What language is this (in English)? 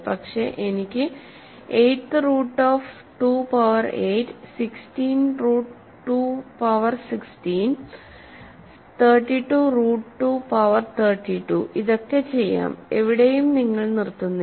Malayalam